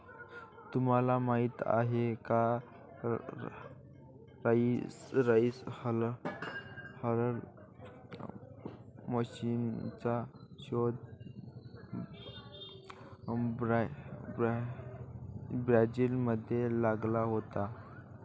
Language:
Marathi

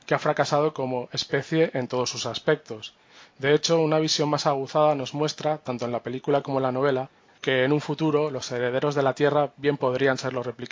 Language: Spanish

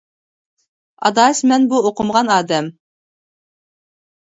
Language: Uyghur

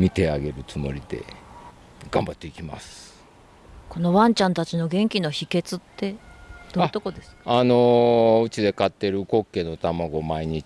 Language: Japanese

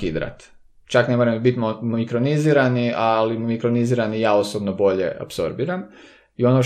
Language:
Croatian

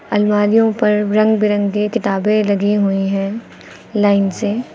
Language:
Hindi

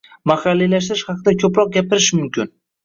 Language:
Uzbek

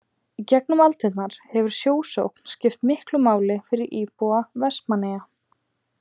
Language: Icelandic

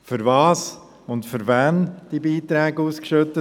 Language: Swiss German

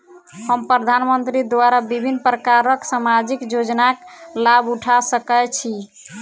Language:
Maithili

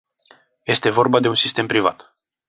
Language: Romanian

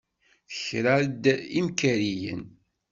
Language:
Kabyle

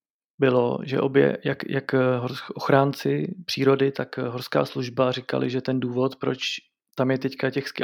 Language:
Czech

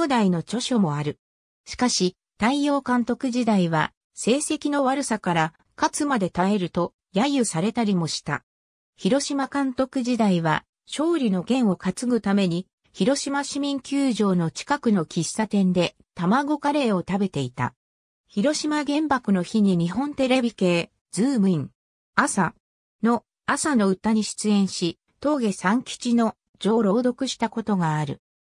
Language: Japanese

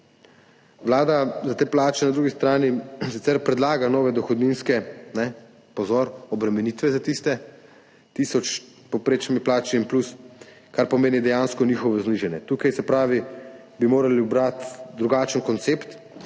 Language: Slovenian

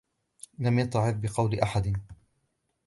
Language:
Arabic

